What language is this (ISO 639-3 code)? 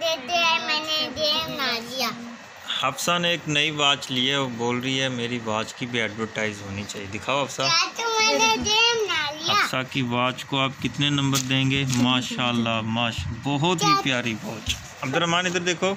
hin